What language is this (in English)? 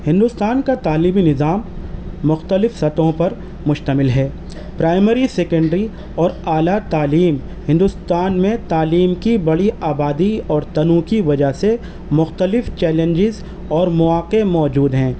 Urdu